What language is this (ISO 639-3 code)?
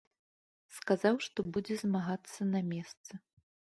bel